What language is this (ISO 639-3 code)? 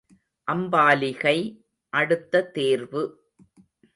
tam